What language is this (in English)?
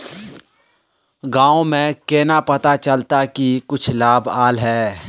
Magahi